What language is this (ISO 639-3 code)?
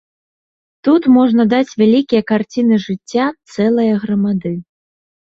bel